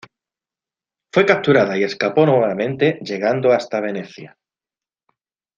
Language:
Spanish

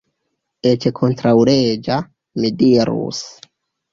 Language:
Esperanto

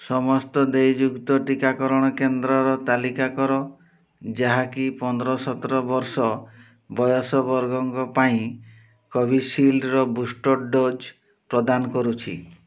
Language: Odia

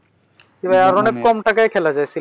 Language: Bangla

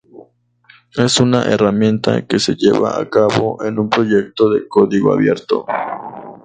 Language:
Spanish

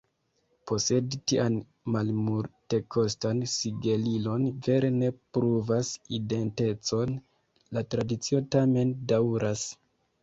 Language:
Esperanto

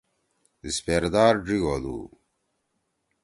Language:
Torwali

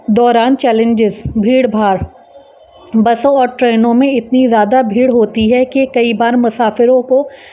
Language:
Urdu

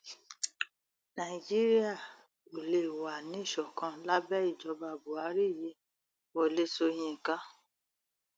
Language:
Yoruba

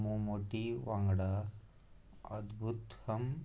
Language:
Konkani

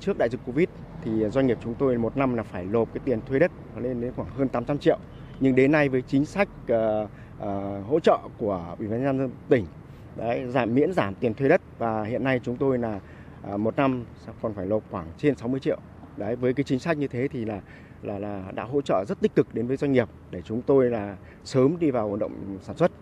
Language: Vietnamese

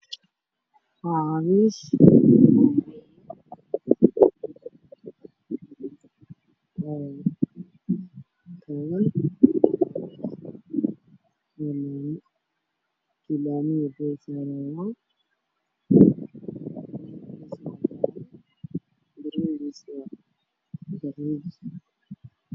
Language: Somali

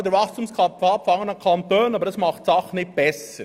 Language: Swiss German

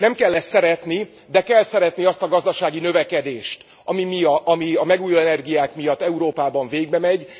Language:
Hungarian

